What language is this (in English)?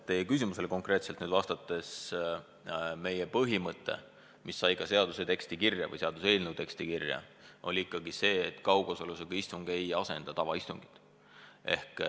Estonian